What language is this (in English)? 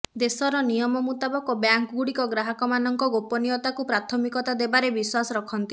Odia